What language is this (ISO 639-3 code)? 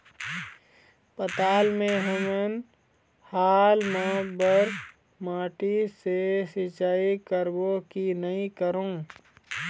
hne